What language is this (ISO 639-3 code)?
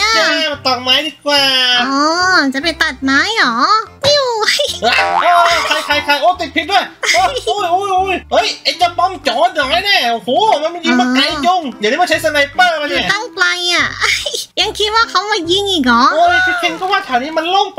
tha